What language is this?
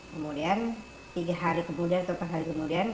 Indonesian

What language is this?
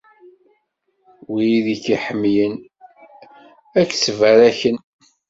Kabyle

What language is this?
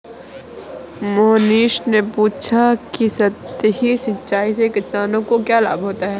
Hindi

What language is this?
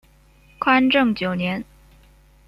Chinese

